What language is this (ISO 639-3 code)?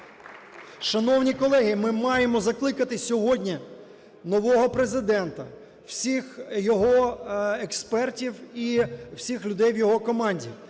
ukr